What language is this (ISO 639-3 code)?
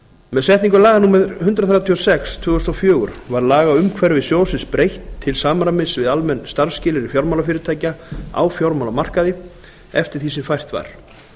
isl